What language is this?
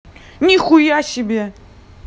Russian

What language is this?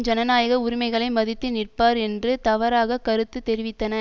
Tamil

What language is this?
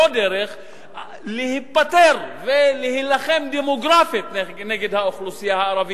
Hebrew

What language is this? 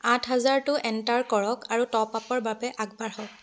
Assamese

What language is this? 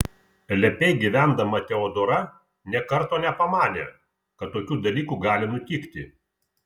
Lithuanian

